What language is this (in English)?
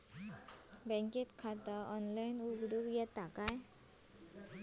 Marathi